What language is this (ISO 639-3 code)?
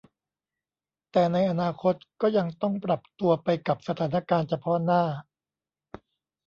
tha